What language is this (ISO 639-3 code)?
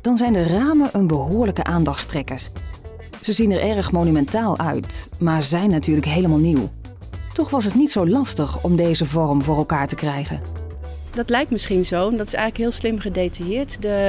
nld